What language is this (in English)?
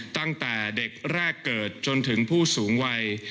Thai